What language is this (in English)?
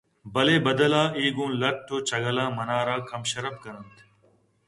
Eastern Balochi